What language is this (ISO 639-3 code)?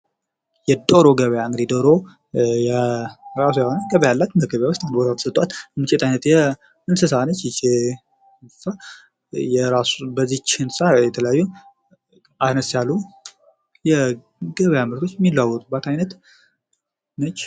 amh